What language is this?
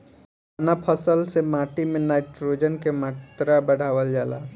Bhojpuri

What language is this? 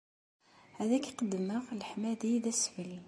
Kabyle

